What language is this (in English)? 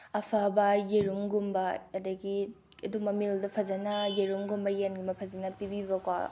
Manipuri